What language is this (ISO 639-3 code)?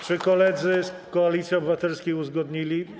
pol